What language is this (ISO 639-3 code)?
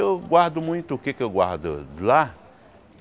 por